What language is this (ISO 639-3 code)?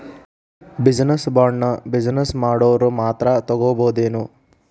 kan